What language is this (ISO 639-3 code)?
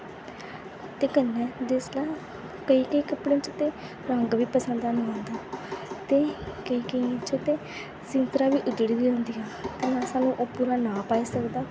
doi